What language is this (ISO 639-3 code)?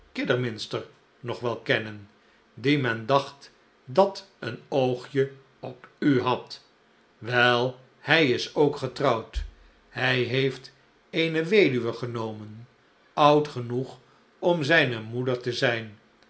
nld